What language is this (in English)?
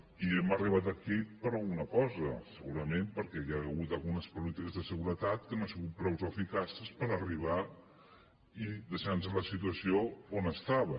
Catalan